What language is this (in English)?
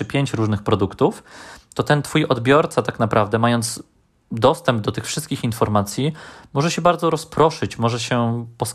Polish